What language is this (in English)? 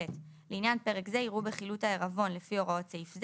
Hebrew